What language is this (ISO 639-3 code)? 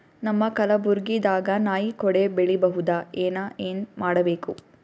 kan